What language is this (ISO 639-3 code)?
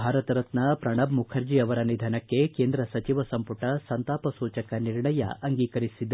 kan